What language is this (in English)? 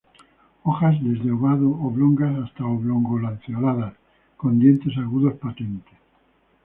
Spanish